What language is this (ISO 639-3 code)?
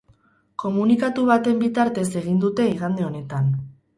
eus